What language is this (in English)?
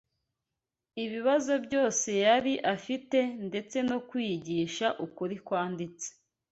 Kinyarwanda